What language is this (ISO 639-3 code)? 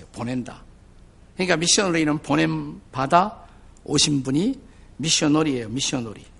kor